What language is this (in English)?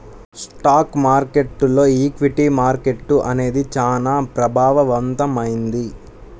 Telugu